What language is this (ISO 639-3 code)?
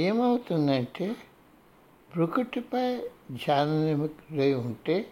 tel